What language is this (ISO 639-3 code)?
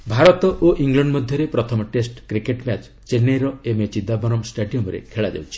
ori